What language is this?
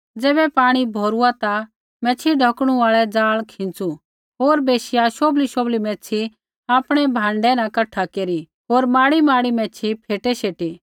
Kullu Pahari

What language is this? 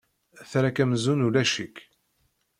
Kabyle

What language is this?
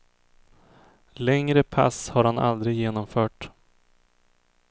Swedish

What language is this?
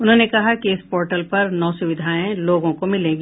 Hindi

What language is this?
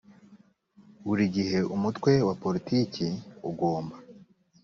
Kinyarwanda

